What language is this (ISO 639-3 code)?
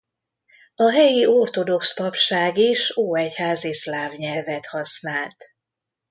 hun